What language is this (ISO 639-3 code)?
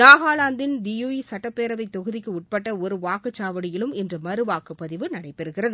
tam